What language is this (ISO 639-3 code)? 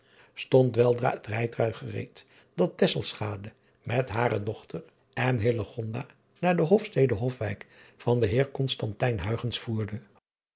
nld